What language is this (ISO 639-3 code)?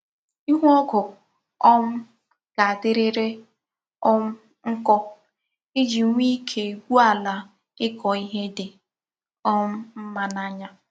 ibo